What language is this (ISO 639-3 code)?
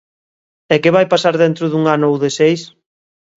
glg